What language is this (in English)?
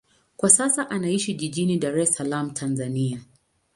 Swahili